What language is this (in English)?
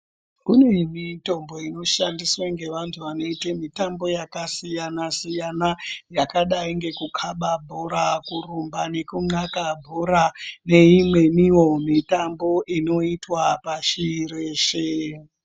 Ndau